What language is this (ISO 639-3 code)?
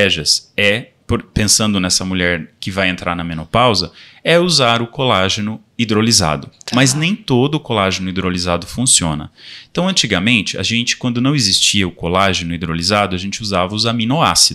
por